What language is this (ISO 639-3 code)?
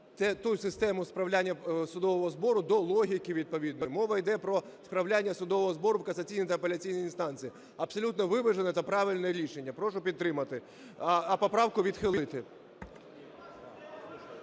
ukr